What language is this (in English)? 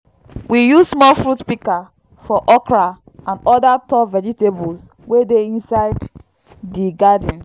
Nigerian Pidgin